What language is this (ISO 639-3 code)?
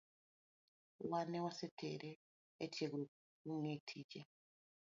luo